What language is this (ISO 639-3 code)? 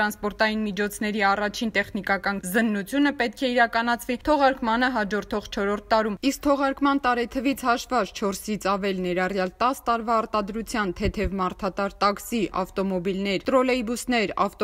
ron